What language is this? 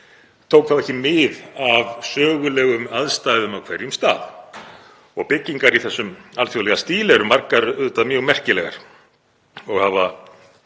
Icelandic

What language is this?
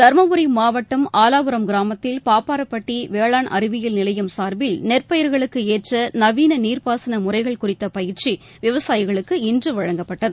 Tamil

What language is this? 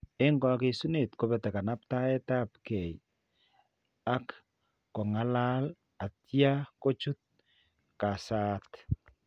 Kalenjin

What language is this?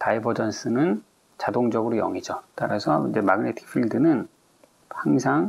Korean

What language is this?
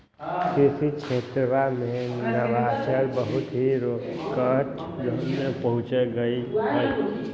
Magahi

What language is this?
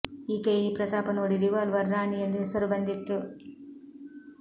Kannada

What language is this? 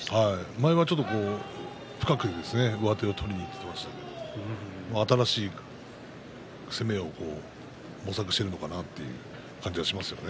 Japanese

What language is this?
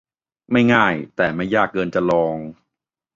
Thai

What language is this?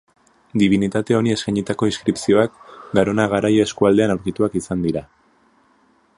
Basque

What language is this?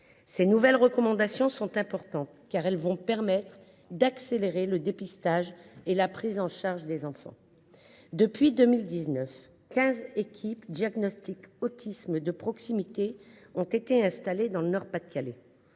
French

